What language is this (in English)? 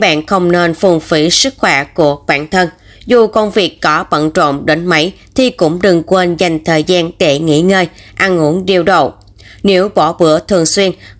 Vietnamese